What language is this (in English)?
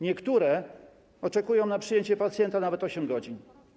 Polish